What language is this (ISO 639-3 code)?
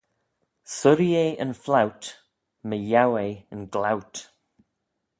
glv